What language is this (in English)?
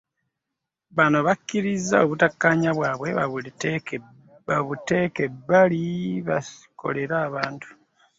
Ganda